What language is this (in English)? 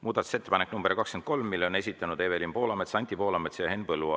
Estonian